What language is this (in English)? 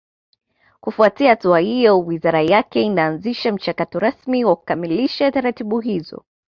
Swahili